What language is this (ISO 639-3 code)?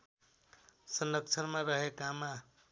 nep